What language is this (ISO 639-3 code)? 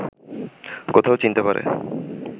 ben